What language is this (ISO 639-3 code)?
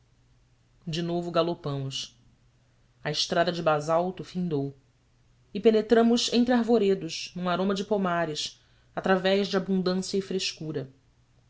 por